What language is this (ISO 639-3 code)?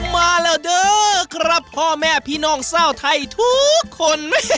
tha